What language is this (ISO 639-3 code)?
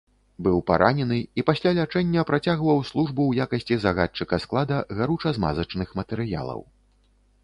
bel